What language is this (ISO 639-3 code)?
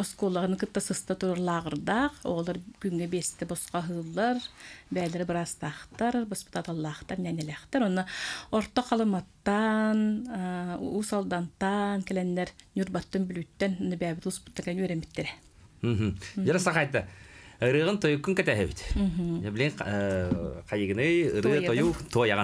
ara